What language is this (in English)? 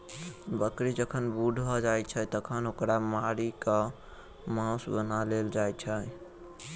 Maithili